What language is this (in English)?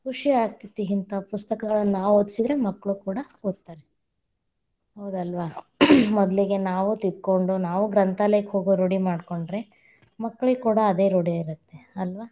Kannada